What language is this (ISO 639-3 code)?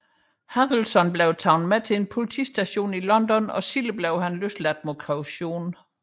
dan